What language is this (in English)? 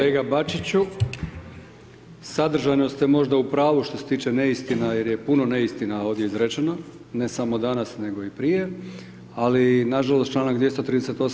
Croatian